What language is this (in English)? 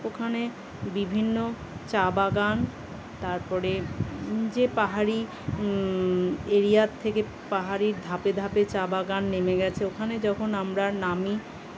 Bangla